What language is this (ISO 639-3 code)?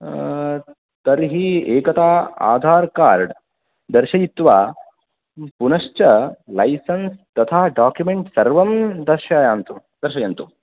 san